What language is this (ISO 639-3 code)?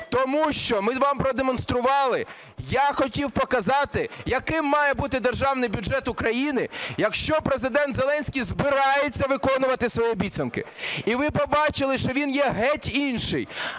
ukr